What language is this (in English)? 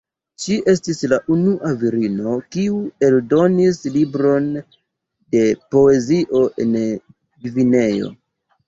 Esperanto